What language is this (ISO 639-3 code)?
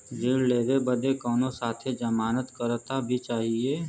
bho